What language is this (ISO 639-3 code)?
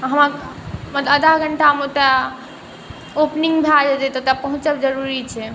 mai